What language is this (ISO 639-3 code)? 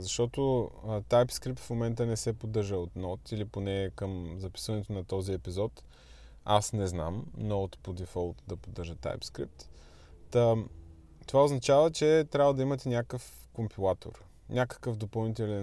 bul